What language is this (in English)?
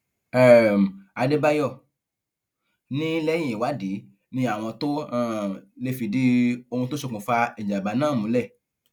Yoruba